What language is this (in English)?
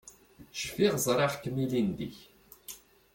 Kabyle